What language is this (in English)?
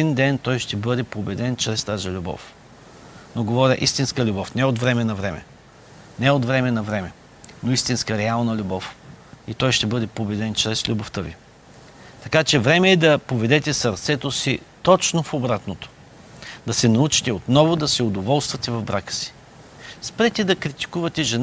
Bulgarian